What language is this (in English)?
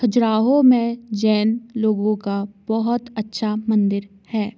Hindi